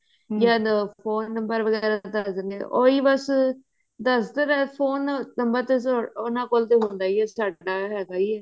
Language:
Punjabi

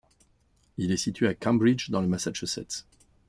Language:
French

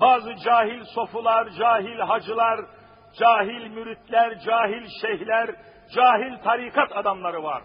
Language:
Turkish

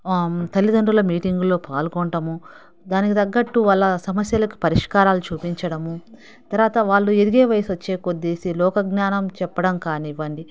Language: Telugu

